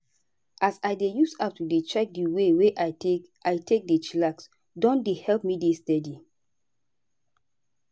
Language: Nigerian Pidgin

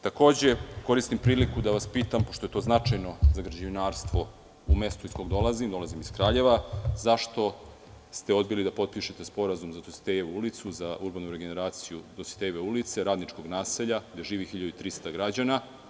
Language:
Serbian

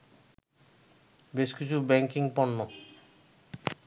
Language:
Bangla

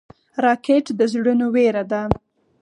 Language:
Pashto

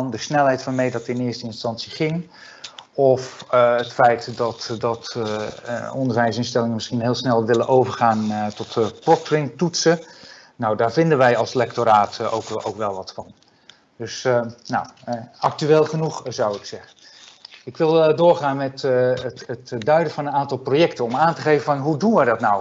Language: Dutch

